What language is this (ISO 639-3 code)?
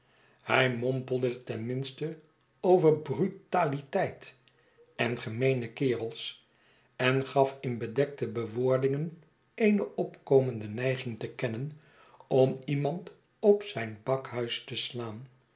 nld